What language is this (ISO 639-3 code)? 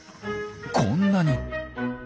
jpn